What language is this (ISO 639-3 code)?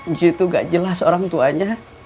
ind